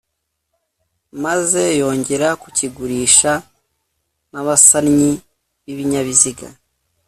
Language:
Kinyarwanda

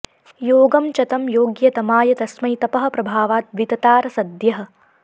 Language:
Sanskrit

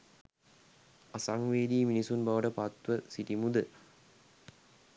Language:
Sinhala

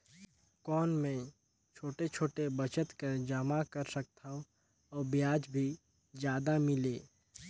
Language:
Chhattisgarhi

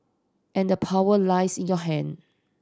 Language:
English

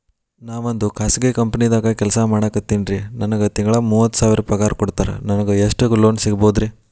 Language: Kannada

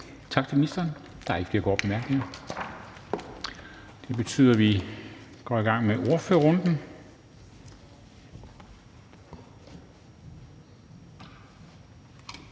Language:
Danish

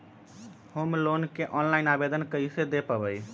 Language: Magahi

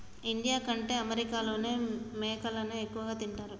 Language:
Telugu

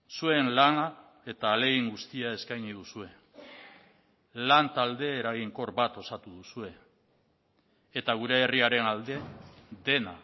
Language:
Basque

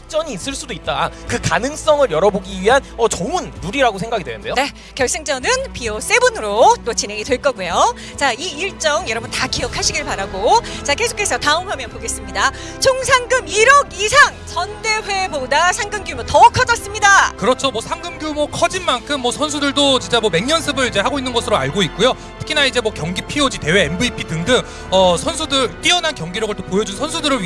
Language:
Korean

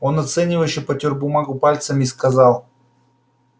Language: Russian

